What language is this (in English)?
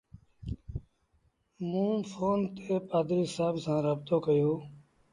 Sindhi Bhil